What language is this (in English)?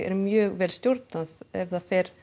Icelandic